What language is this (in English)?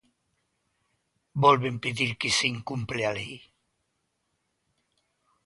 Galician